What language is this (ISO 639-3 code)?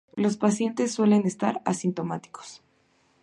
spa